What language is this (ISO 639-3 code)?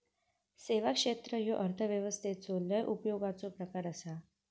mar